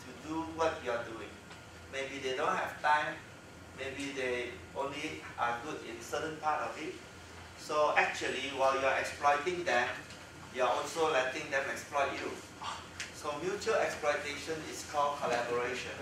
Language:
English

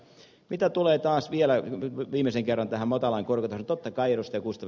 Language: Finnish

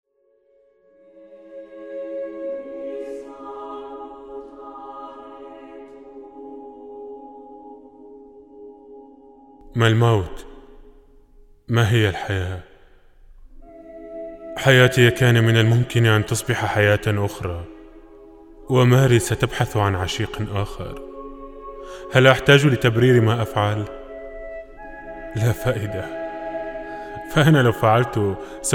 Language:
Arabic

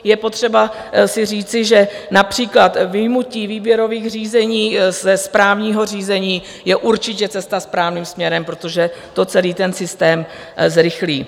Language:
Czech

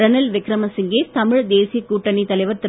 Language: Tamil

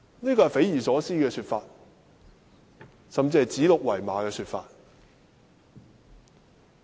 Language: Cantonese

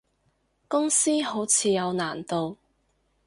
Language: Cantonese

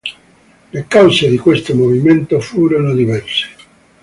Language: Italian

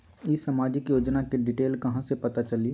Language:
Magahi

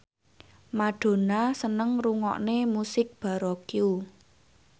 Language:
Javanese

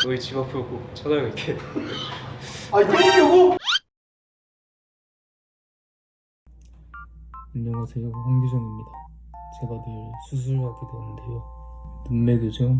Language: Korean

